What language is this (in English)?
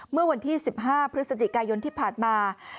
Thai